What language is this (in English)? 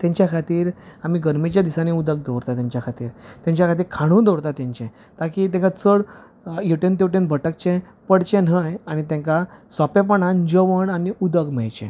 Konkani